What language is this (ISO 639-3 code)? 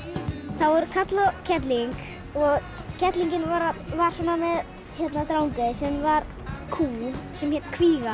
isl